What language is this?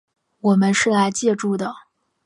Chinese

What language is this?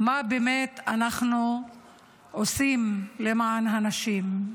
Hebrew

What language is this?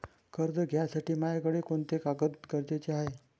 Marathi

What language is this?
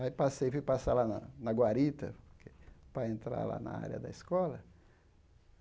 Portuguese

